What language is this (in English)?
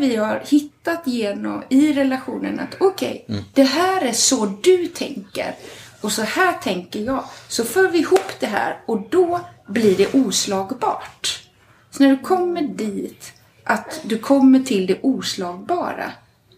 Swedish